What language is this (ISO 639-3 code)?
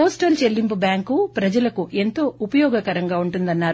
tel